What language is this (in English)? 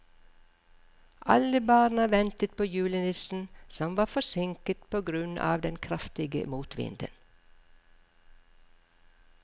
Norwegian